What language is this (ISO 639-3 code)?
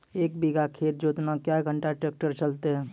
mai